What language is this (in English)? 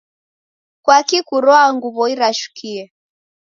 Taita